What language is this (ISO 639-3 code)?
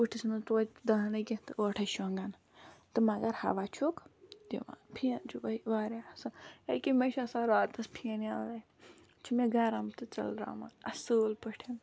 kas